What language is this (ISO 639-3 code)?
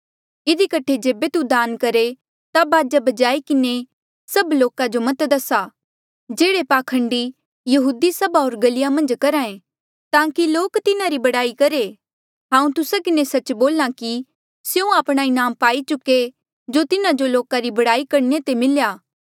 mjl